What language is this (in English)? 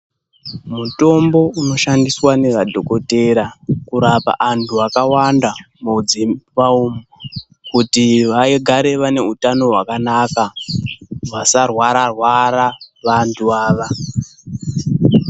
Ndau